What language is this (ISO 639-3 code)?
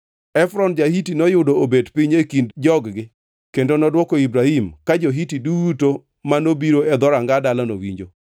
luo